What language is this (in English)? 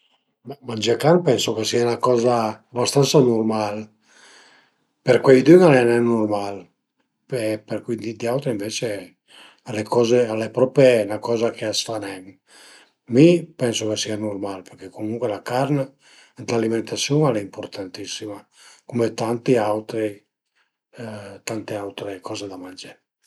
Piedmontese